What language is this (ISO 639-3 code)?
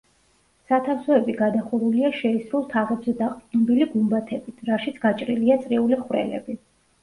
kat